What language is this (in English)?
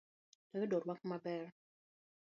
Luo (Kenya and Tanzania)